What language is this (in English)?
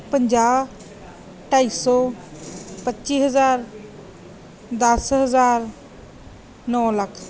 Punjabi